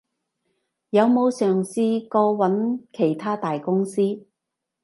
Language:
Cantonese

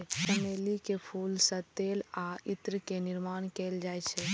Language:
Maithili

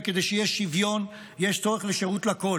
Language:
Hebrew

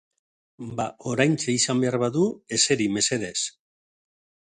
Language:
Basque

